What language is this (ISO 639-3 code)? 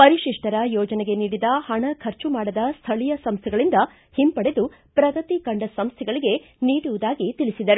kan